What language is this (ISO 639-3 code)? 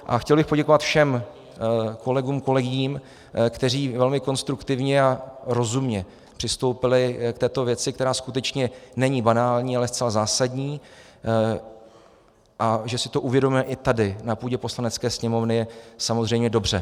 ces